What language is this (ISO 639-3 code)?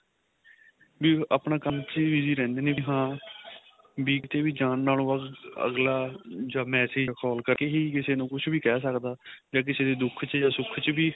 pan